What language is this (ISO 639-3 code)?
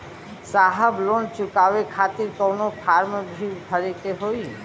bho